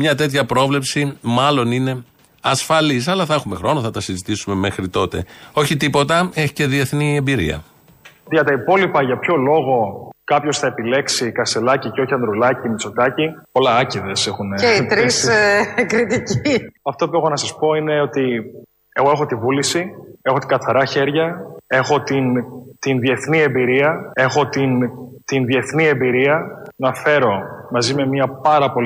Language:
Greek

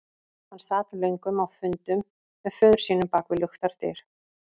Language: Icelandic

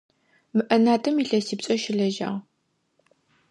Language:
Adyghe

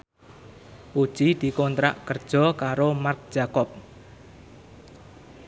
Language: Javanese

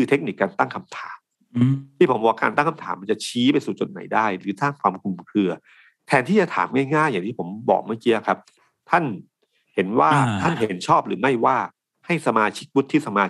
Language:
Thai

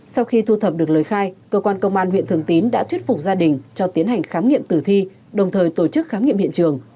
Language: Vietnamese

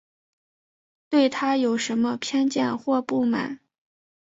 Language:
Chinese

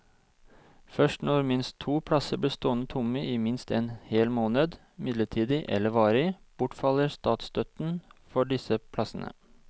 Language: Norwegian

